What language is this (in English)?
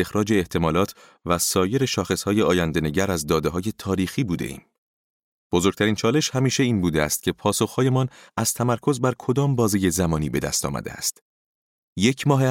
Persian